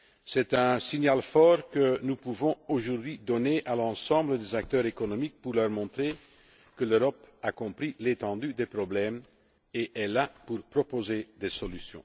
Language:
French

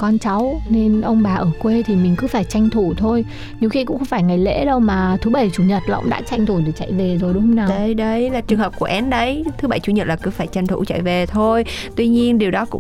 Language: Vietnamese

